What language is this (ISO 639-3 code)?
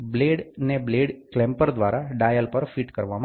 guj